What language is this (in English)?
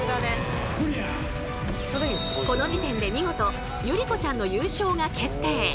Japanese